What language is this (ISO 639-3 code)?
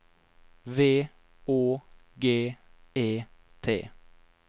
nor